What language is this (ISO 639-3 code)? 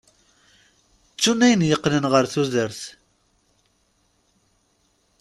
kab